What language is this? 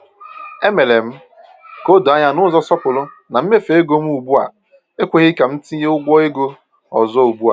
Igbo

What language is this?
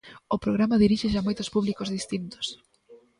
Galician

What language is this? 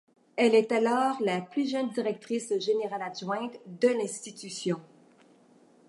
French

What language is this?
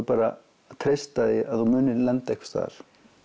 Icelandic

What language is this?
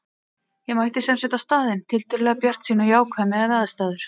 Icelandic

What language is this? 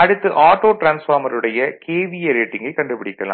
Tamil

